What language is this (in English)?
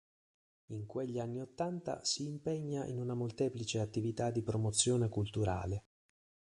Italian